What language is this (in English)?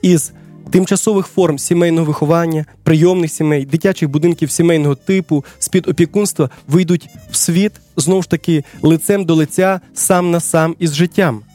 Ukrainian